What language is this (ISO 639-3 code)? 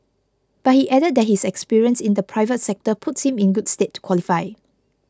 eng